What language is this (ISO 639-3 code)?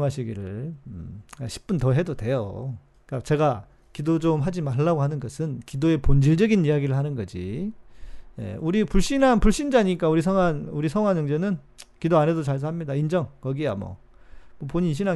kor